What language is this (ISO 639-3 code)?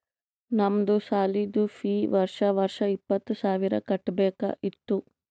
kan